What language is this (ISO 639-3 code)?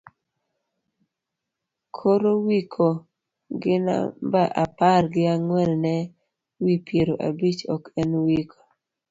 luo